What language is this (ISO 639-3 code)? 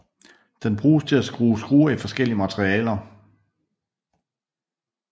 dan